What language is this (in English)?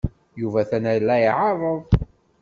Kabyle